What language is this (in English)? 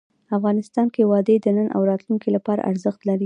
Pashto